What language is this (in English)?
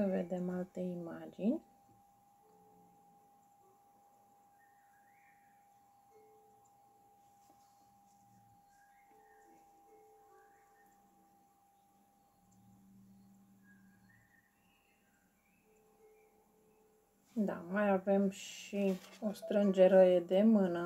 Romanian